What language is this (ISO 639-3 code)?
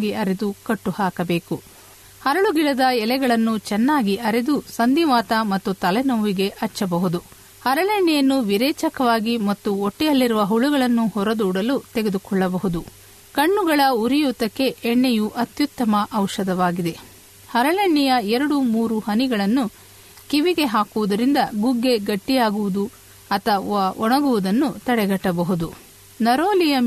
kan